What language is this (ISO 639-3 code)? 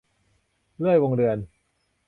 tha